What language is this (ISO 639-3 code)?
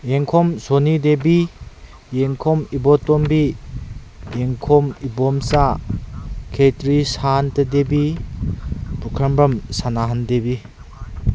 mni